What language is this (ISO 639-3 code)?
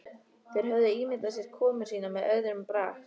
isl